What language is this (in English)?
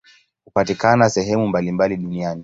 Swahili